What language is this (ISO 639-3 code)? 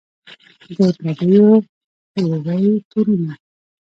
pus